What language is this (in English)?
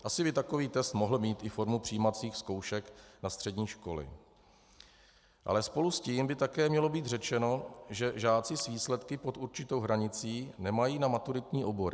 Czech